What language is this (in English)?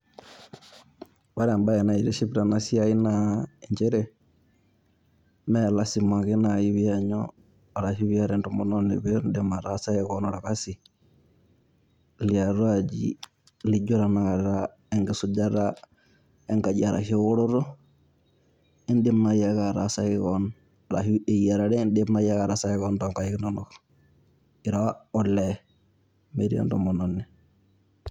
Masai